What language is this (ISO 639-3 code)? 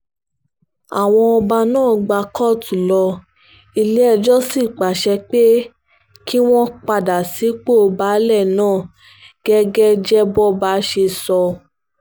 yor